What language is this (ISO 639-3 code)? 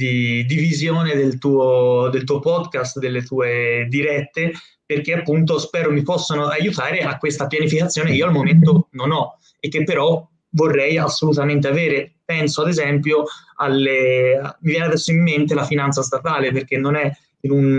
ita